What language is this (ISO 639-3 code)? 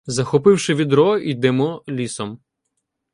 ukr